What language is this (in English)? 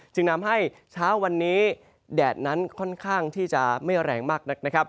Thai